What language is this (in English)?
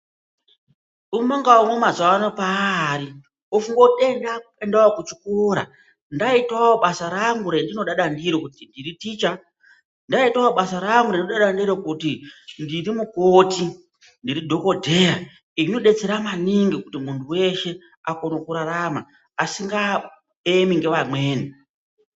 Ndau